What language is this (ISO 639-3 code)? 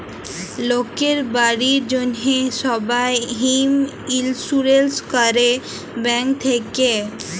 ben